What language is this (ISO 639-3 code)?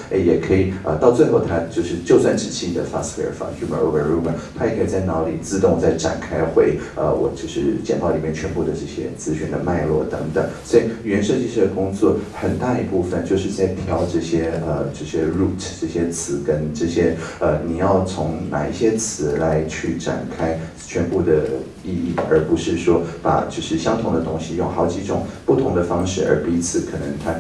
zho